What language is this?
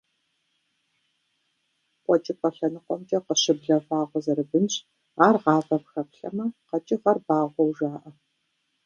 Kabardian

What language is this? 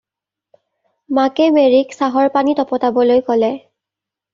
Assamese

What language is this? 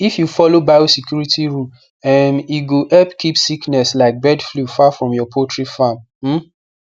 Nigerian Pidgin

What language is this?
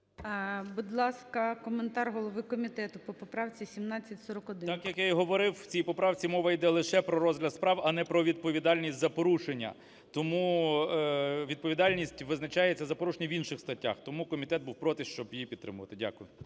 Ukrainian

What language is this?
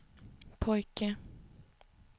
Swedish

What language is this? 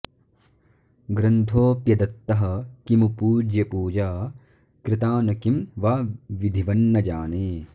Sanskrit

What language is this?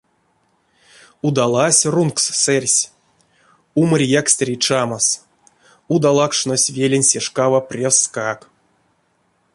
Erzya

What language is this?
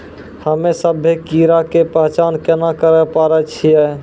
Maithili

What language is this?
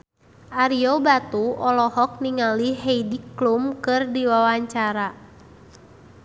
Sundanese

